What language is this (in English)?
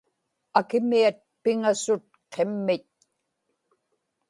Inupiaq